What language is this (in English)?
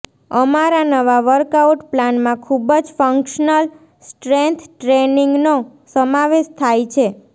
Gujarati